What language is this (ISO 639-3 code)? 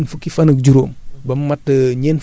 wol